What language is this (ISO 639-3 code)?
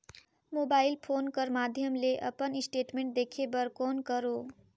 hne